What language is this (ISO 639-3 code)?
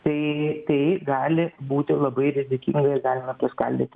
lit